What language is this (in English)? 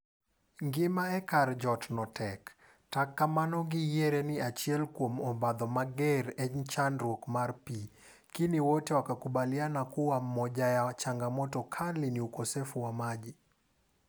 Luo (Kenya and Tanzania)